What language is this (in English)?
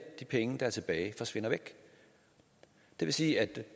Danish